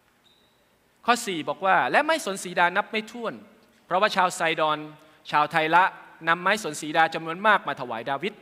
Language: Thai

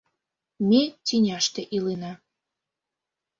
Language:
Mari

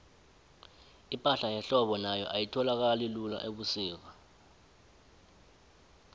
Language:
South Ndebele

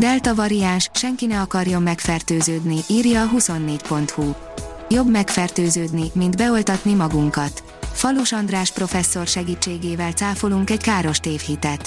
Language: Hungarian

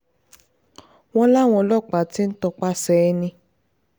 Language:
Yoruba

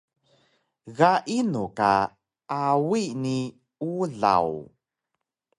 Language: Taroko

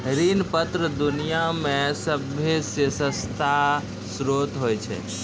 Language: Maithili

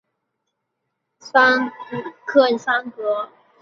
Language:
Chinese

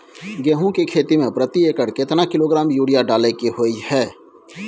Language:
Maithili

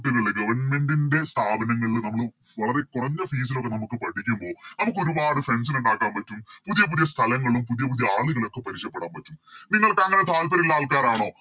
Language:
Malayalam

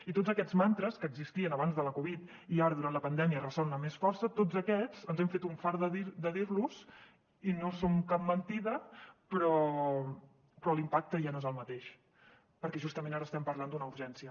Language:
Catalan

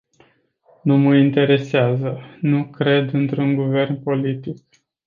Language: Romanian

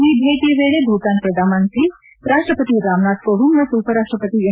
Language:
Kannada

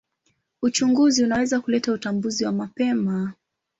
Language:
Swahili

